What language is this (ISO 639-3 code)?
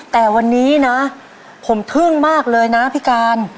tha